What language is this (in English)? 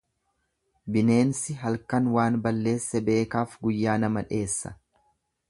Oromo